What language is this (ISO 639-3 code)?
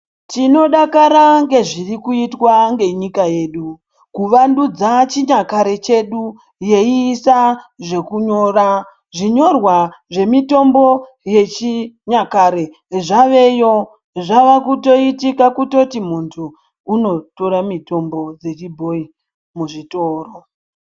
ndc